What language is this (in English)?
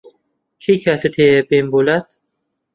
Central Kurdish